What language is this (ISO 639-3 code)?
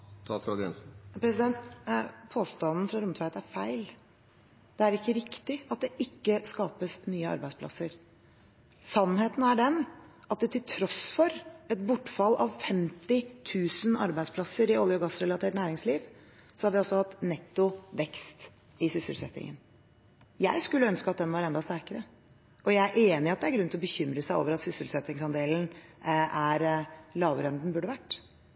nor